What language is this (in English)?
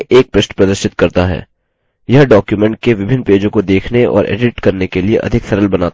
Hindi